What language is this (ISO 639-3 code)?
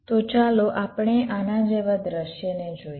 guj